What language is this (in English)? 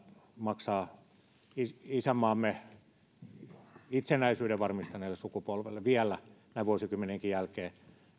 Finnish